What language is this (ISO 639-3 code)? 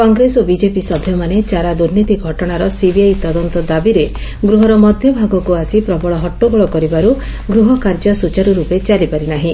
ori